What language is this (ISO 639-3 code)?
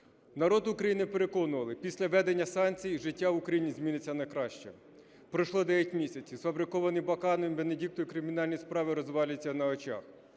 ukr